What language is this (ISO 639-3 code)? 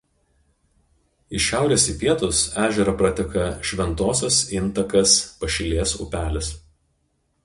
lit